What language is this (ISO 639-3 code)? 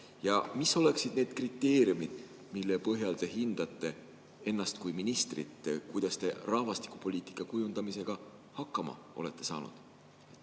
est